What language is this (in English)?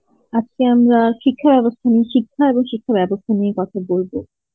Bangla